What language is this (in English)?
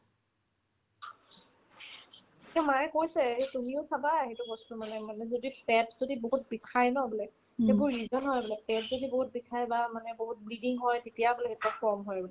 Assamese